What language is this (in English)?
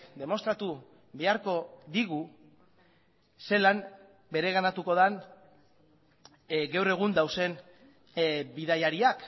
Basque